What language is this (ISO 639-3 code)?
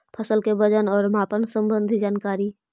mag